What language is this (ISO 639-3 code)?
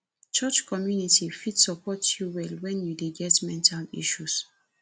pcm